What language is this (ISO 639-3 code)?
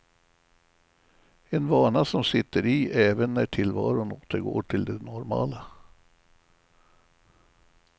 swe